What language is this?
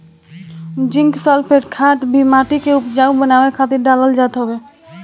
Bhojpuri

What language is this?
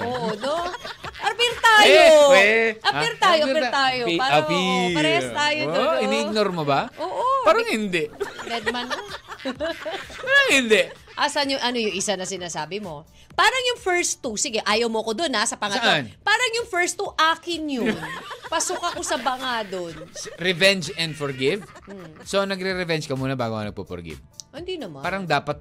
Filipino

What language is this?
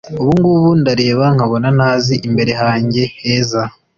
Kinyarwanda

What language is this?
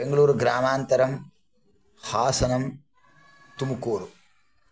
Sanskrit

